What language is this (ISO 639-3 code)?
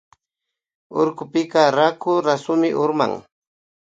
qvi